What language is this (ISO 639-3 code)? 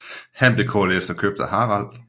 dan